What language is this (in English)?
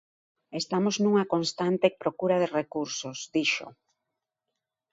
Galician